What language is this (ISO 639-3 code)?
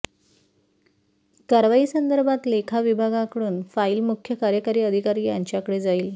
mar